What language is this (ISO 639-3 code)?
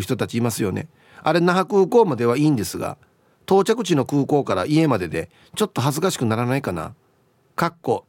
jpn